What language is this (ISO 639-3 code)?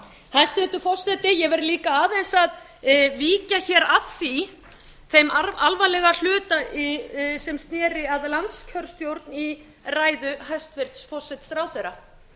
isl